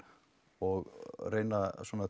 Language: Icelandic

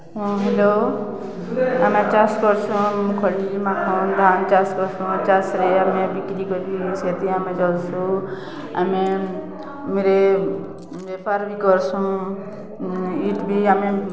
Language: Odia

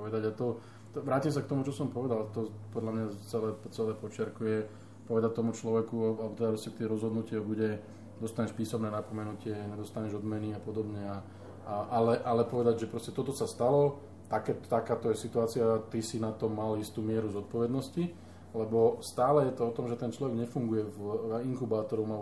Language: Slovak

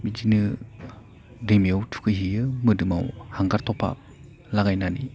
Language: Bodo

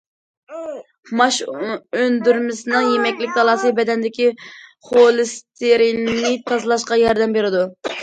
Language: Uyghur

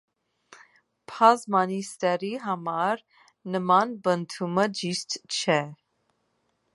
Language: Armenian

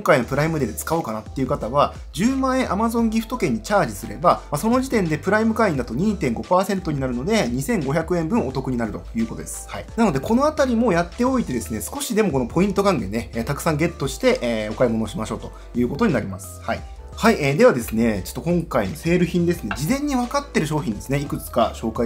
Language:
Japanese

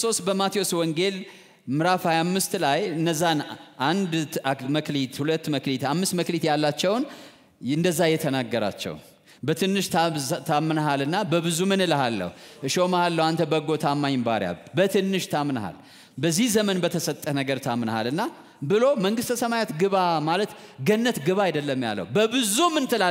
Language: Arabic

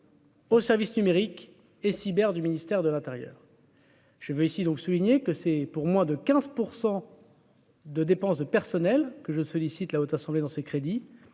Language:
French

